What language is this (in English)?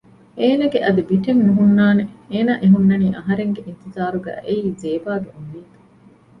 Divehi